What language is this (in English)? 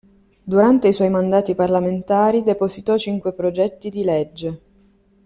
Italian